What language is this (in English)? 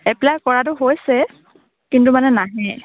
Assamese